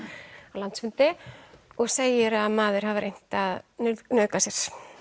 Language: Icelandic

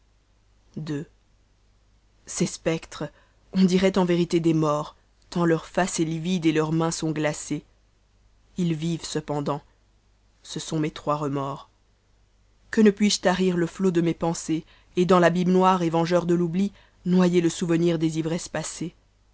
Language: French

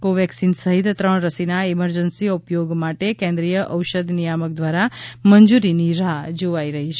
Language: Gujarati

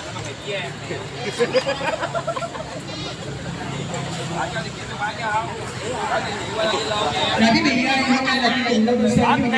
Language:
Vietnamese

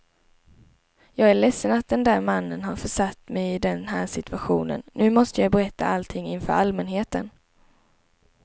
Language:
Swedish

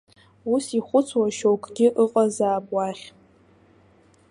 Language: Abkhazian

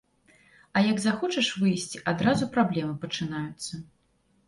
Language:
Belarusian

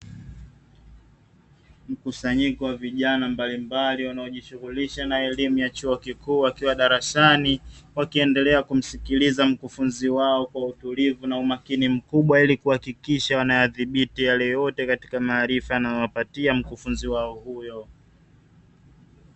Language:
Swahili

